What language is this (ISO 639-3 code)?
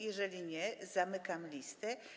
pol